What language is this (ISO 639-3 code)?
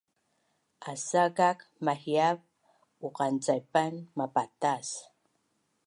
bnn